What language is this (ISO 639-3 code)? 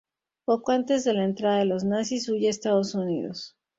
spa